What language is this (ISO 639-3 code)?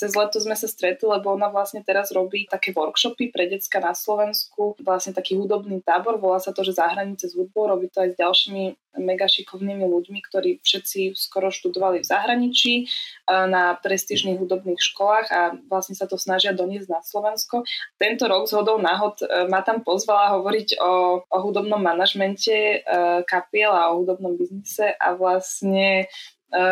slk